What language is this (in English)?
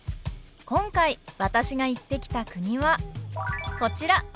Japanese